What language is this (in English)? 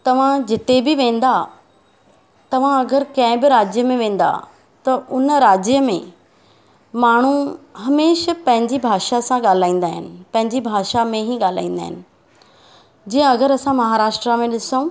Sindhi